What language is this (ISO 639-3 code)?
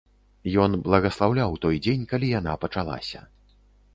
bel